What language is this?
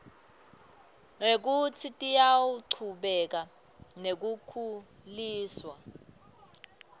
Swati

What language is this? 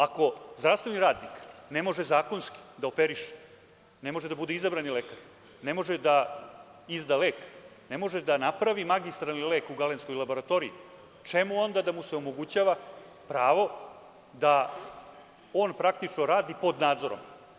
Serbian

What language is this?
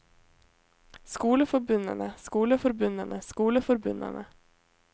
Norwegian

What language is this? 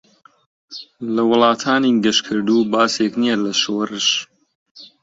Central Kurdish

